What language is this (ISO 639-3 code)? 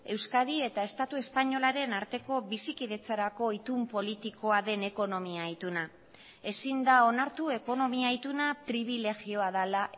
eus